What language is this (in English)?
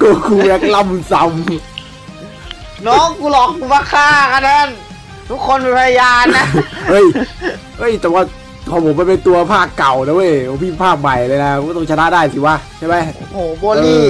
Thai